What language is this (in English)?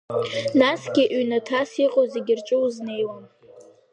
Abkhazian